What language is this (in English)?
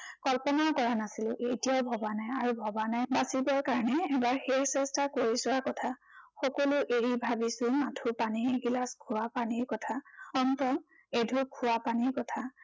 Assamese